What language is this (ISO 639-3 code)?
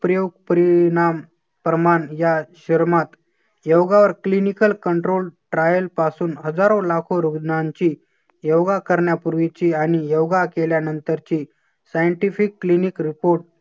mar